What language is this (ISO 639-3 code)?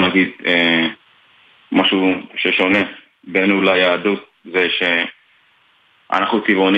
heb